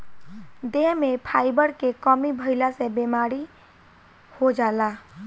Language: Bhojpuri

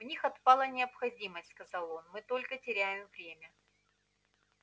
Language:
Russian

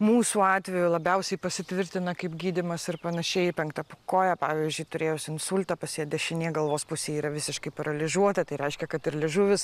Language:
Lithuanian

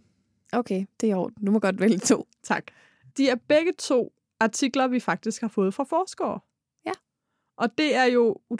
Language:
Danish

